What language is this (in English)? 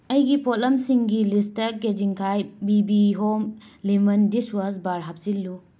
Manipuri